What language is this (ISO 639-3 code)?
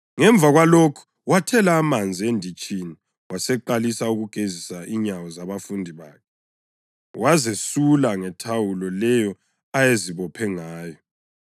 nde